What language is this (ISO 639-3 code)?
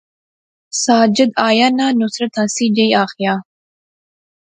phr